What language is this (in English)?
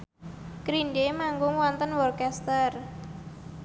Javanese